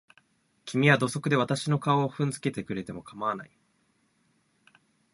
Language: Japanese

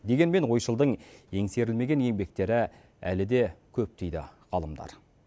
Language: Kazakh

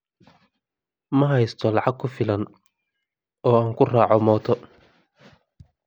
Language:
Somali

